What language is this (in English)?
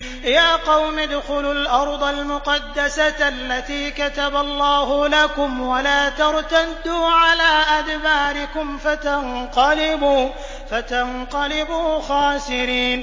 Arabic